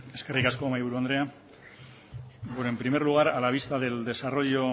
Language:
Spanish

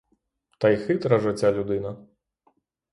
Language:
Ukrainian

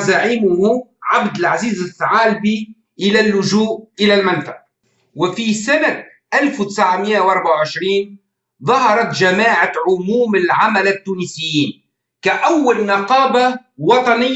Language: Arabic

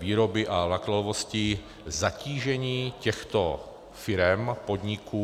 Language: Czech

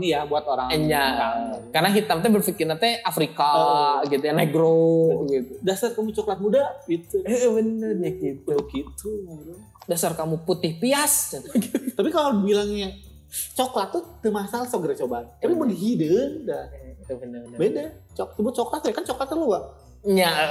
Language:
Indonesian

